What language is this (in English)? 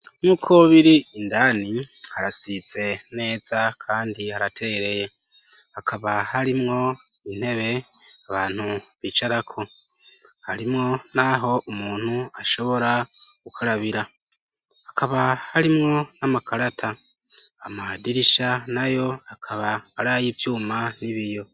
Rundi